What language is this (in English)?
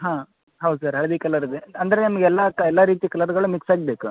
Kannada